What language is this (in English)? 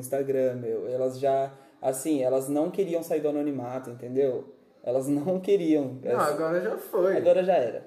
Portuguese